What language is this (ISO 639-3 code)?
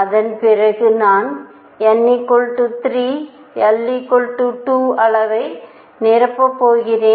tam